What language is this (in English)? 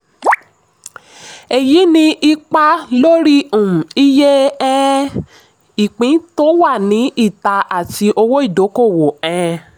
Yoruba